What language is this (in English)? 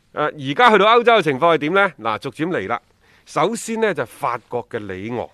Chinese